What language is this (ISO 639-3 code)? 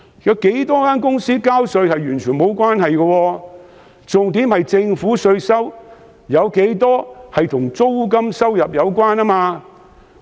yue